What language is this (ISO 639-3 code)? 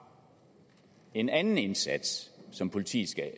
dan